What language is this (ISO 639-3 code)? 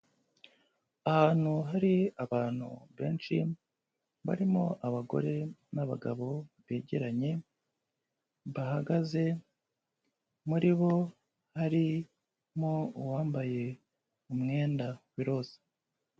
kin